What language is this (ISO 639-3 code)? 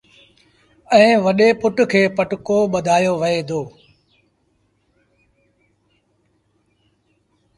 sbn